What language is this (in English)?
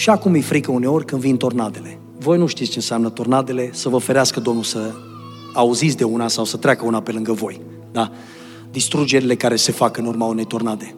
Romanian